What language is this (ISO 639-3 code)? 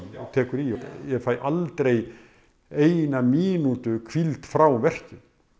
isl